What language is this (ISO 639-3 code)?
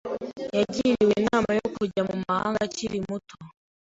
kin